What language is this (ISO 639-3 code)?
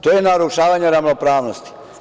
srp